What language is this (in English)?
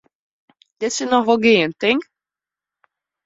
Western Frisian